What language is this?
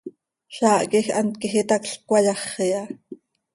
Seri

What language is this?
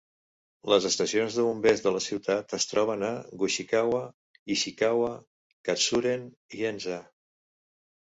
Catalan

